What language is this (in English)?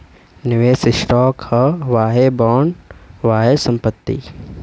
Bhojpuri